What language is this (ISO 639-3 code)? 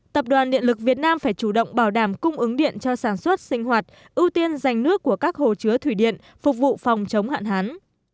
vie